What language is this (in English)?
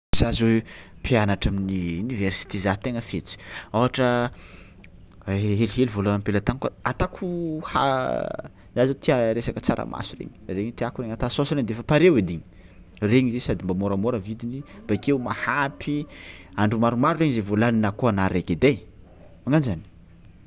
Tsimihety Malagasy